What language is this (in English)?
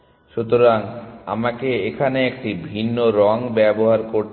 Bangla